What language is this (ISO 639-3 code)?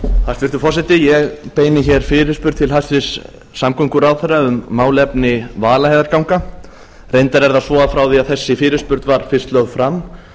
isl